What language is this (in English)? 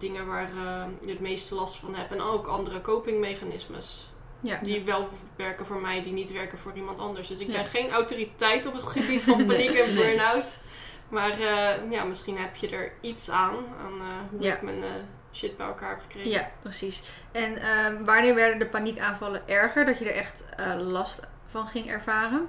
Dutch